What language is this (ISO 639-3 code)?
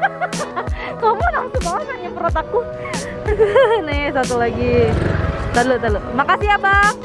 ind